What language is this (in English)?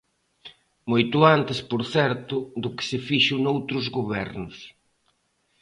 Galician